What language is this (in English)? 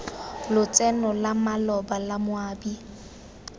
Tswana